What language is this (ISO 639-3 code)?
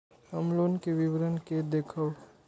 mai